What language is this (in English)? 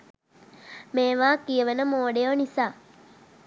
Sinhala